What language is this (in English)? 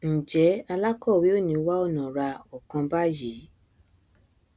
Yoruba